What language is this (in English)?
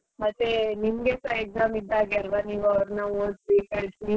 Kannada